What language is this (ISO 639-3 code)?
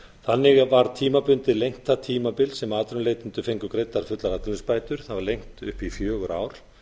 isl